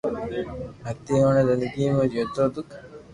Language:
Loarki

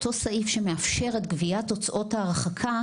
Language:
Hebrew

